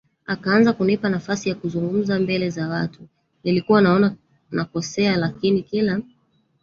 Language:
Swahili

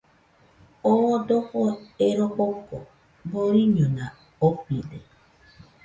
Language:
Nüpode Huitoto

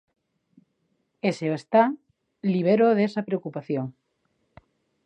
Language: Galician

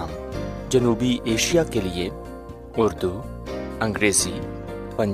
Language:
Urdu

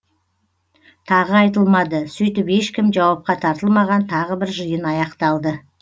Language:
Kazakh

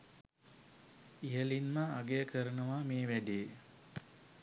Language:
Sinhala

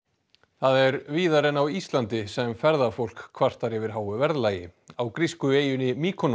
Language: Icelandic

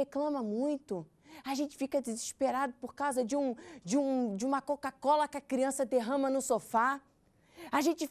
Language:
Portuguese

